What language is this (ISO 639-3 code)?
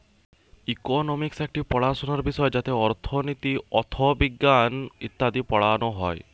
ben